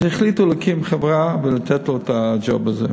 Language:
Hebrew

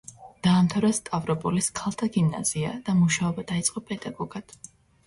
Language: Georgian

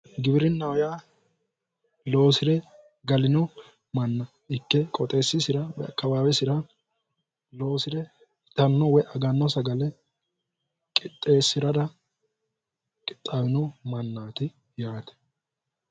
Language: Sidamo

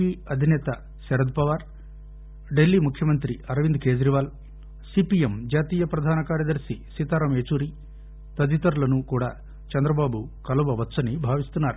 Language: Telugu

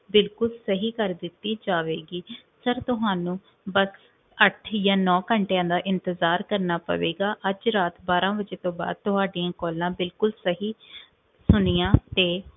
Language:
Punjabi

